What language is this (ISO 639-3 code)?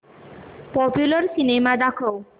mar